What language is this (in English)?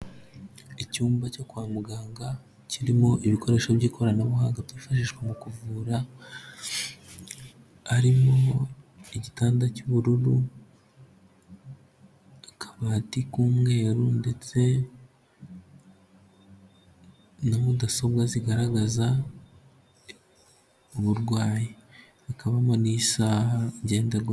Kinyarwanda